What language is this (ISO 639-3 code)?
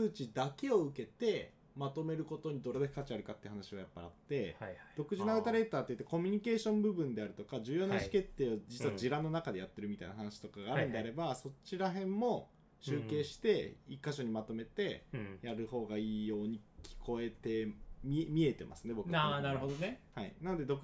jpn